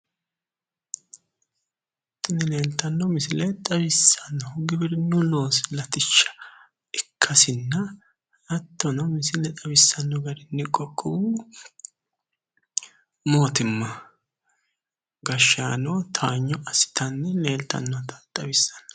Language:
Sidamo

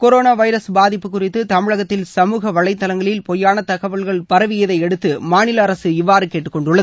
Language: Tamil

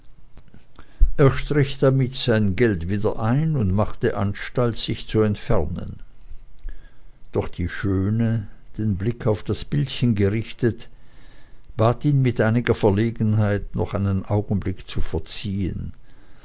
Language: German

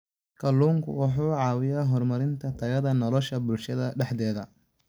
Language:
Somali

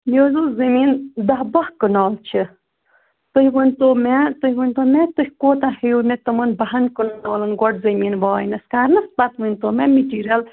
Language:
Kashmiri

